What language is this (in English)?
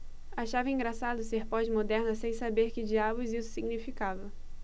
Portuguese